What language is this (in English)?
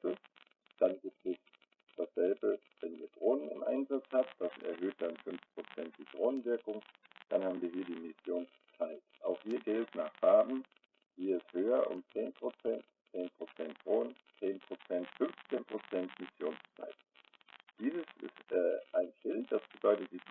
German